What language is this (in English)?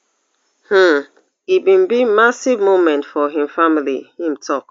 Nigerian Pidgin